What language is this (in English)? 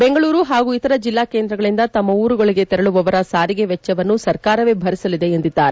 Kannada